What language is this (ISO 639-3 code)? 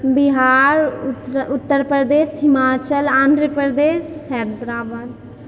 mai